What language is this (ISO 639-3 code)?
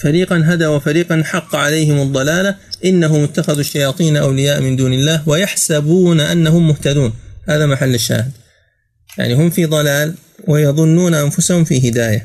ara